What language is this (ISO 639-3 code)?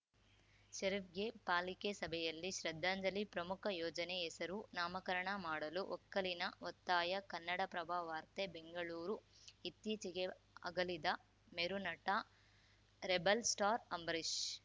kan